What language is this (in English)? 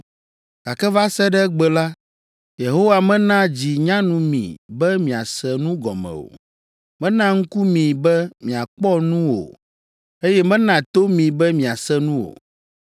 Ewe